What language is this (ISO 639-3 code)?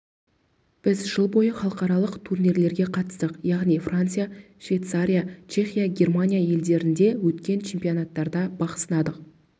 kaz